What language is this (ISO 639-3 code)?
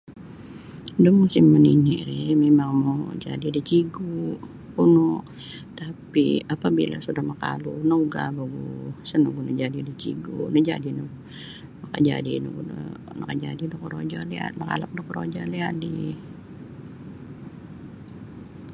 bsy